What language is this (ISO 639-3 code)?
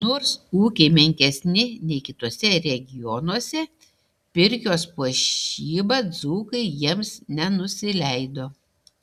lit